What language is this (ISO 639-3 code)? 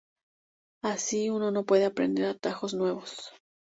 spa